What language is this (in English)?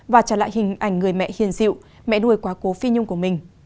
Vietnamese